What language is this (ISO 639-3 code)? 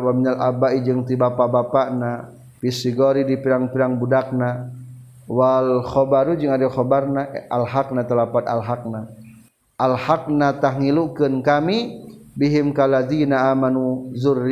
msa